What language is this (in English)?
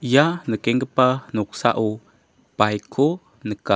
Garo